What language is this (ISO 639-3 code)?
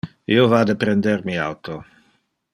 ina